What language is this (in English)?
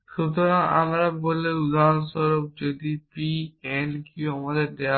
Bangla